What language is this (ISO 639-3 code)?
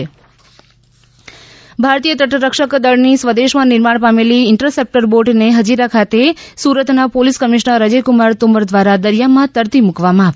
guj